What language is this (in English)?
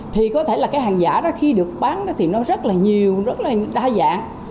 Vietnamese